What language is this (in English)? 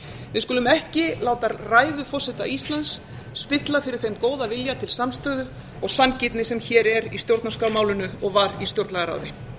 Icelandic